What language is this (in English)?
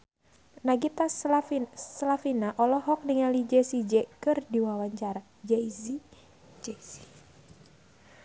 Sundanese